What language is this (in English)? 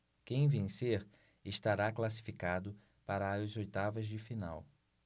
Portuguese